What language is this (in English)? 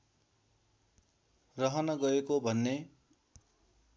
Nepali